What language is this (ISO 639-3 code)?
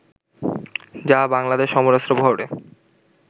ben